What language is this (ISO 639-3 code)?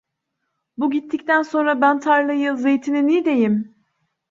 tur